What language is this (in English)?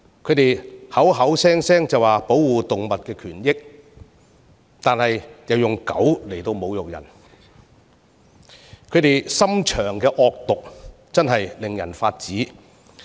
Cantonese